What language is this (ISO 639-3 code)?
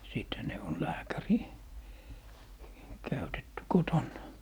fin